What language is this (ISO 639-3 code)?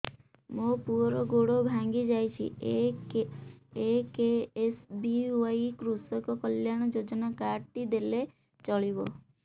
ori